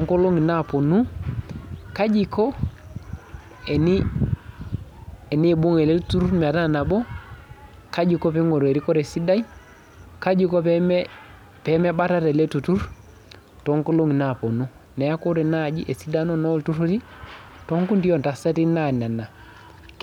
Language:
Masai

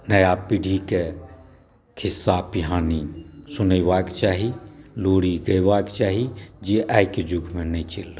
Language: Maithili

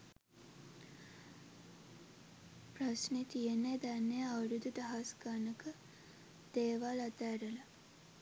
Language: Sinhala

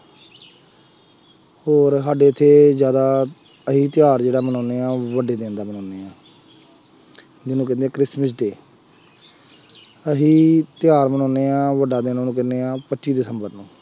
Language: Punjabi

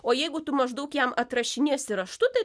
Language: Lithuanian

